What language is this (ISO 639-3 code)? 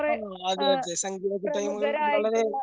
mal